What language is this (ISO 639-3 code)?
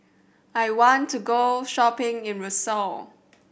eng